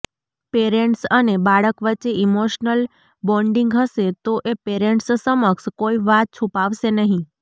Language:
Gujarati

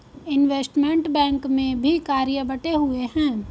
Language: Hindi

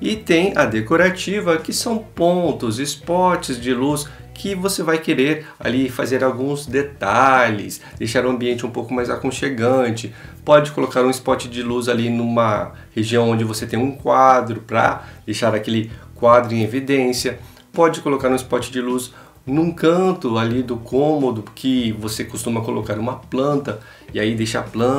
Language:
Portuguese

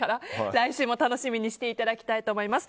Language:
Japanese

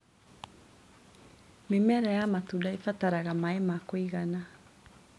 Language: Kikuyu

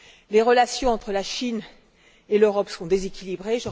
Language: French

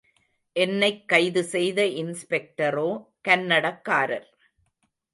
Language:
Tamil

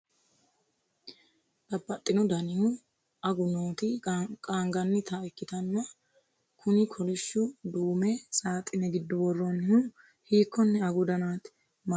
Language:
Sidamo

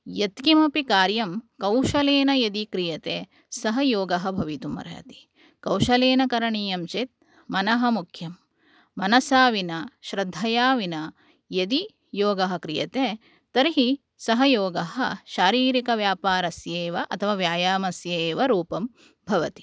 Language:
Sanskrit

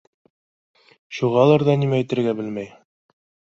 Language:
Bashkir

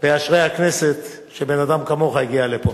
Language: Hebrew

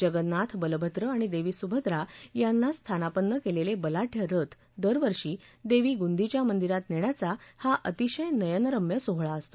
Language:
Marathi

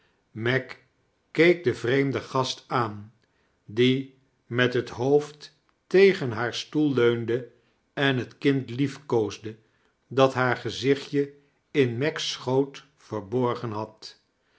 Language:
Dutch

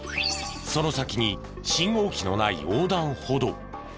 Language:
Japanese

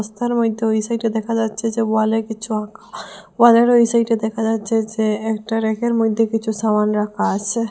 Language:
Bangla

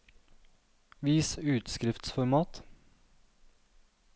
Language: Norwegian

